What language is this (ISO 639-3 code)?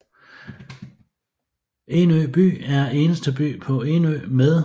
dan